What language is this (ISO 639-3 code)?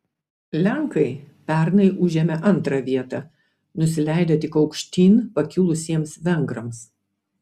lit